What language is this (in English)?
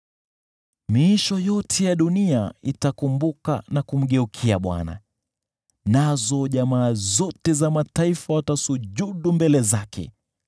Swahili